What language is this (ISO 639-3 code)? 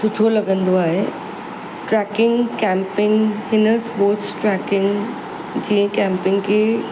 snd